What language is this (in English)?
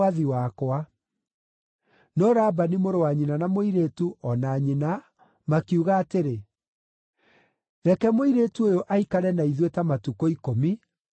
Kikuyu